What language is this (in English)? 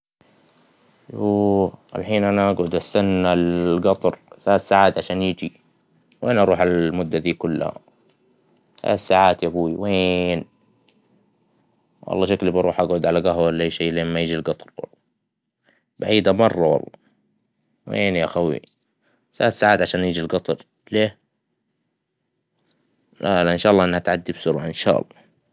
Hijazi Arabic